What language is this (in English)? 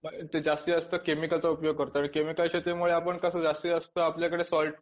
Marathi